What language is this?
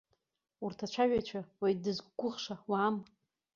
Abkhazian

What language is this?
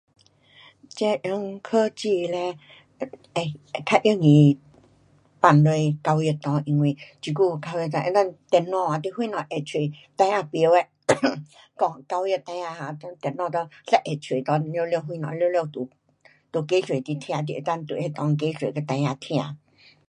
Pu-Xian Chinese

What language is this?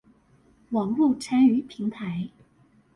Chinese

